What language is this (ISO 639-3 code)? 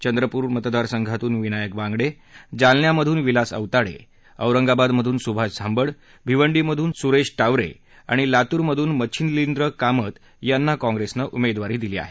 mar